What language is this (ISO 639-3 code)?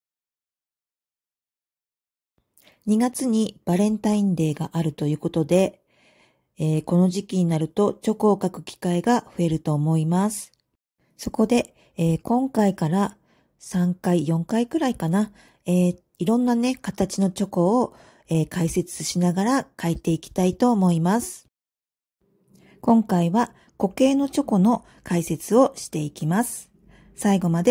jpn